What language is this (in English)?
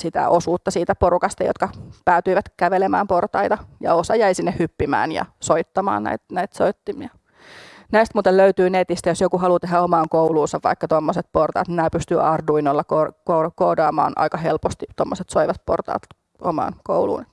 Finnish